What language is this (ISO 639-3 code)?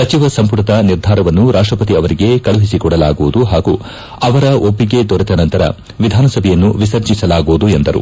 kan